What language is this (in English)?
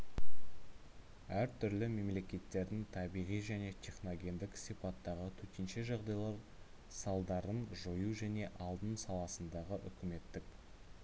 Kazakh